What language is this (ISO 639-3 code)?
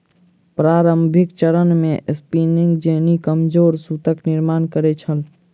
mai